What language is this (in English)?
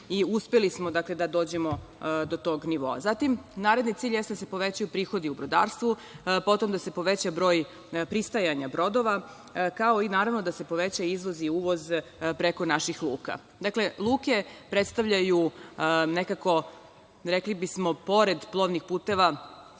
Serbian